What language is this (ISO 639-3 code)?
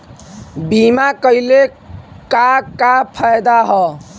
bho